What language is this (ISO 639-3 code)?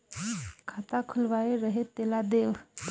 hne